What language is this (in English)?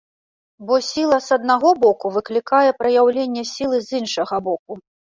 Belarusian